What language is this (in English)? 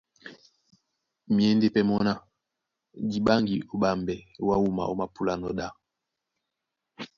Duala